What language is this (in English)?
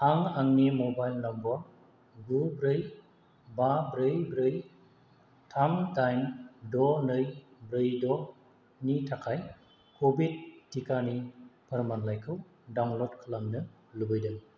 Bodo